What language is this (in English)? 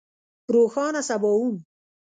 Pashto